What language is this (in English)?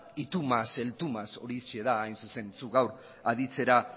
Basque